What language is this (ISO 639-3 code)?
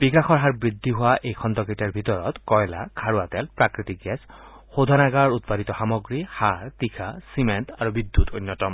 asm